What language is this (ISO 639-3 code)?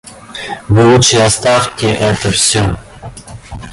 rus